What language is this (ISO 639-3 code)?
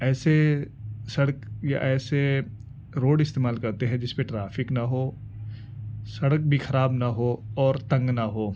urd